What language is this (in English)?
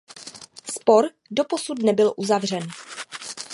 Czech